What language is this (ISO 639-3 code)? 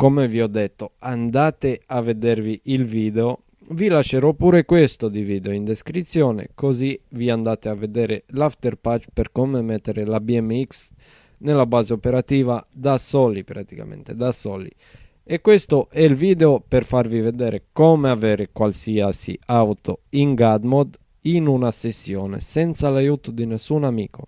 ita